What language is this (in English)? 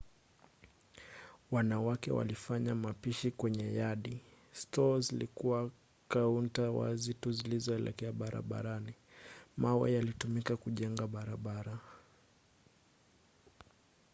Swahili